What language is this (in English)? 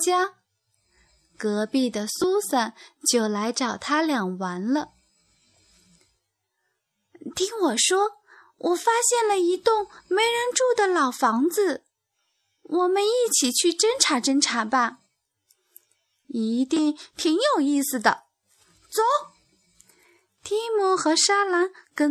Chinese